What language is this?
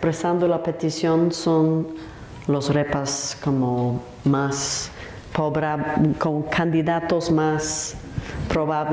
Spanish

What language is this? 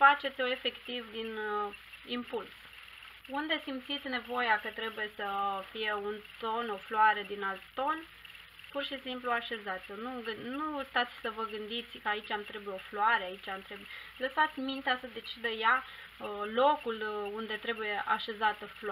Romanian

